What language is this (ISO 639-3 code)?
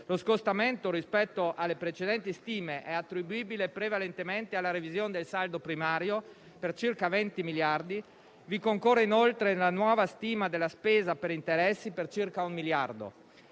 ita